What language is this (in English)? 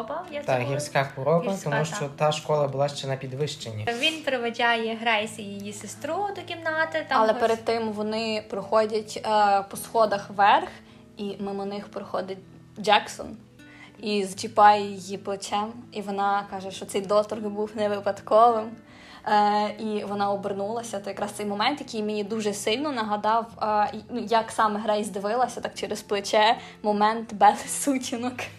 Ukrainian